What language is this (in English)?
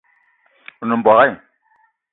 Eton (Cameroon)